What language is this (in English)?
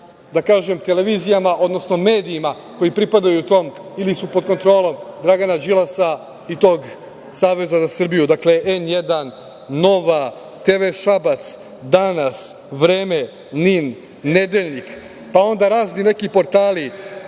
Serbian